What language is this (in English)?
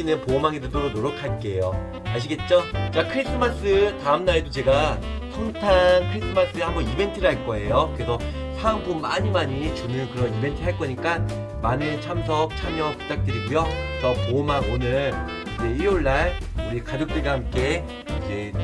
Korean